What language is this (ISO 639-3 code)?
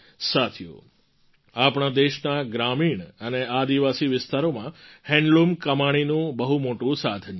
guj